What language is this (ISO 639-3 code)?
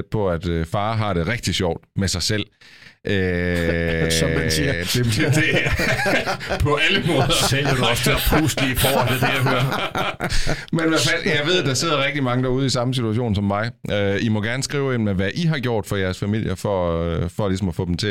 dan